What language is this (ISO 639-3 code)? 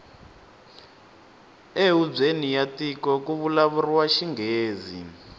tso